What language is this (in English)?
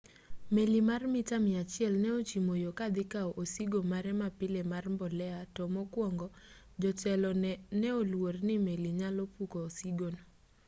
Luo (Kenya and Tanzania)